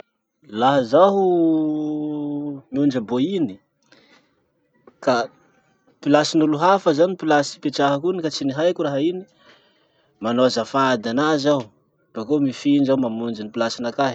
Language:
Masikoro Malagasy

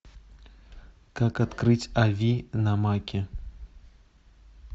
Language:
Russian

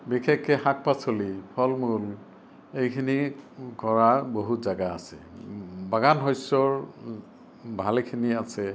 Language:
Assamese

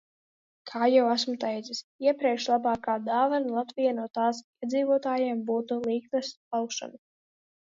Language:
Latvian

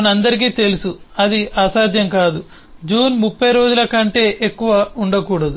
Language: Telugu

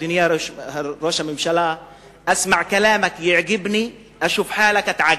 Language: Hebrew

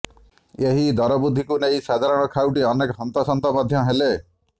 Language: Odia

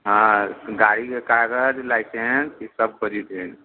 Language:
Maithili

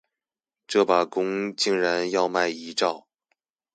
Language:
Chinese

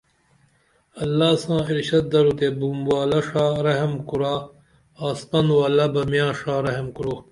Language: Dameli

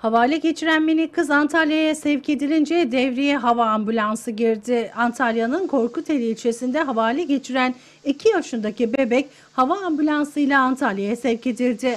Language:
Turkish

